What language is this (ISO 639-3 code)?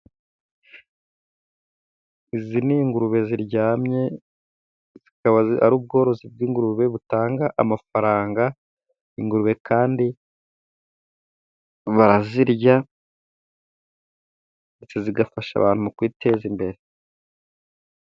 kin